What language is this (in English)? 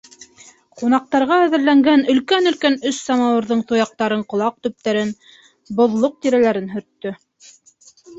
Bashkir